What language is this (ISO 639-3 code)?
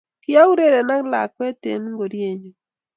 kln